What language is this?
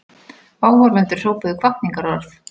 Icelandic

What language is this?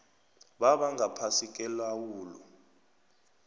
South Ndebele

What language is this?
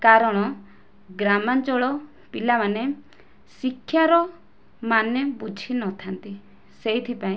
Odia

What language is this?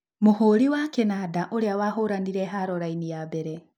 Kikuyu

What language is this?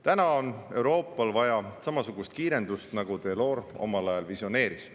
Estonian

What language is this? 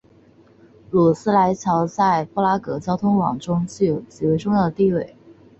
Chinese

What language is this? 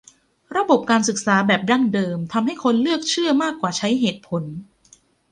Thai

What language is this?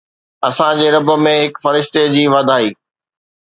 Sindhi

